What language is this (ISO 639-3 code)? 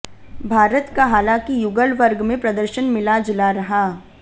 hin